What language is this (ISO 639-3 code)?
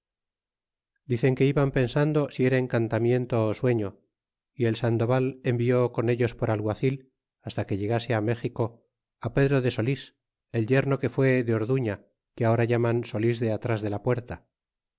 spa